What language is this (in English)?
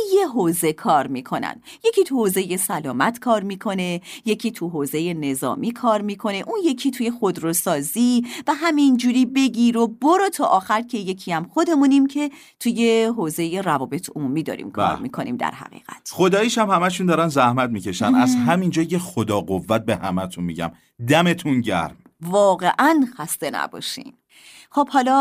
Persian